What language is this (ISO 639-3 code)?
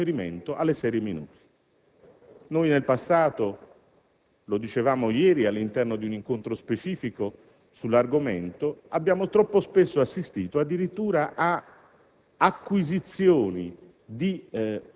ita